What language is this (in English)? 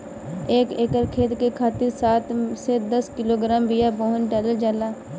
Bhojpuri